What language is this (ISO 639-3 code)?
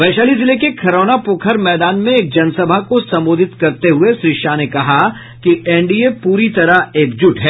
hin